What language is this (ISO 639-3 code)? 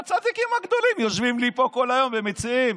heb